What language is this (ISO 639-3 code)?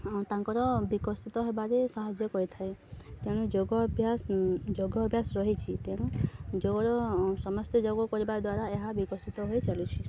ori